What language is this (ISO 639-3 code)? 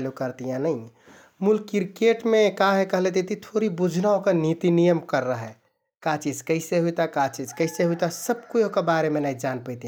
tkt